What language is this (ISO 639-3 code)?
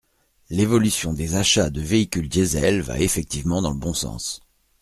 fra